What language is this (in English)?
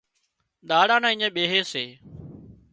Wadiyara Koli